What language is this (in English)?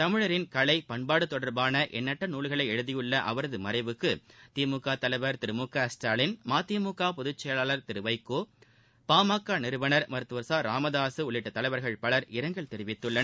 Tamil